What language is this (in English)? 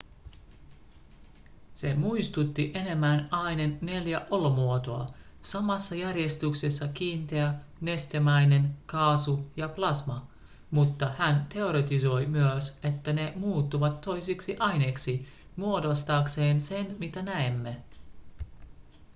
Finnish